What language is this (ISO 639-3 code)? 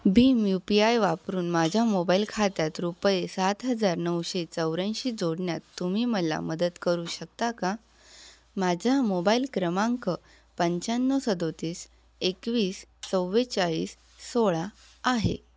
mar